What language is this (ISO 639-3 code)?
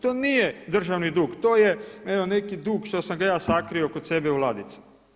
hrv